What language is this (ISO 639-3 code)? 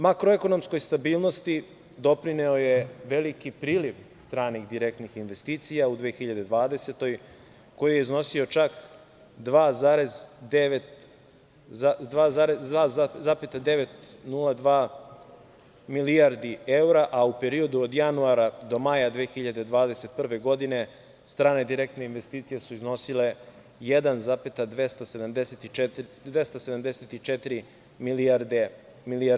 srp